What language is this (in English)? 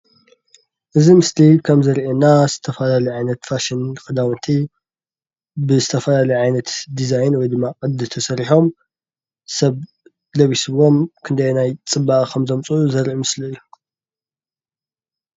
Tigrinya